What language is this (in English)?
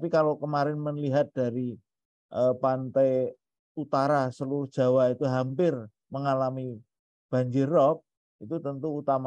Indonesian